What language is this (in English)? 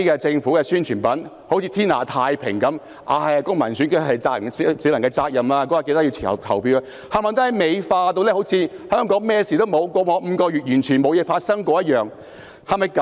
Cantonese